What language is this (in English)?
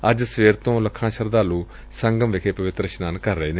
Punjabi